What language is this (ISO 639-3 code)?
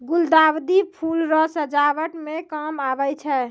mai